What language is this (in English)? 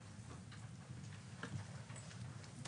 Hebrew